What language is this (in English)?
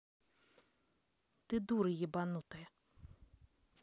Russian